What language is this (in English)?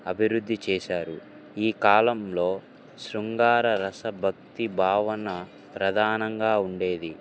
Telugu